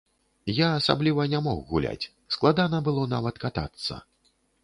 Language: Belarusian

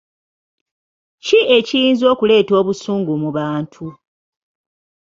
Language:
Ganda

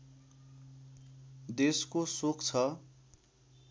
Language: Nepali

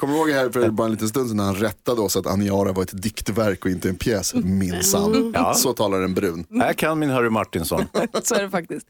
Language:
Swedish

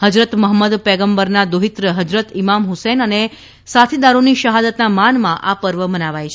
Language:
Gujarati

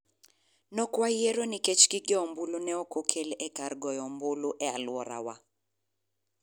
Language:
Luo (Kenya and Tanzania)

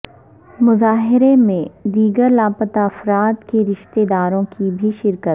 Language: Urdu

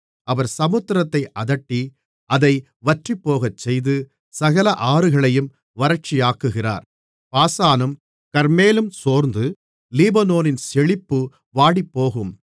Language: Tamil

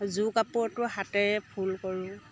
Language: Assamese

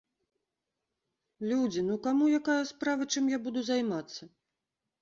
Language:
Belarusian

